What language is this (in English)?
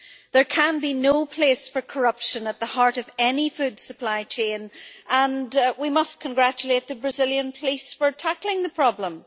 English